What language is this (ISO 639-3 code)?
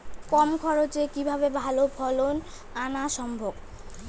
ben